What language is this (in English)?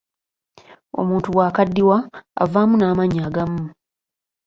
Ganda